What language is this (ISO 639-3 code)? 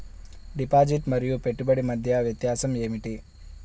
tel